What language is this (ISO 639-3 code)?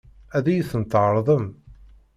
kab